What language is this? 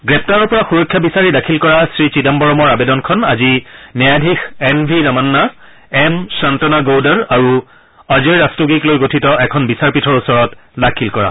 Assamese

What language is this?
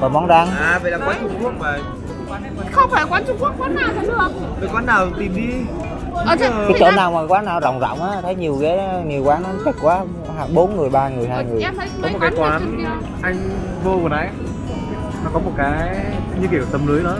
Vietnamese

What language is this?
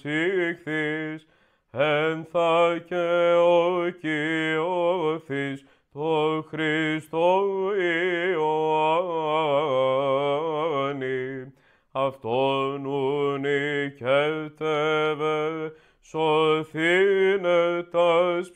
Greek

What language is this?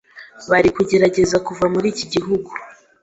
Kinyarwanda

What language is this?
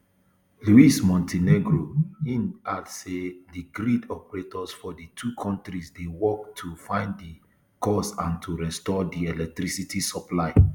Nigerian Pidgin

